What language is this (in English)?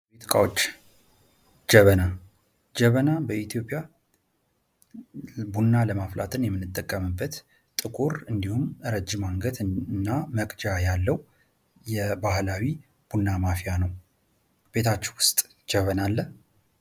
Amharic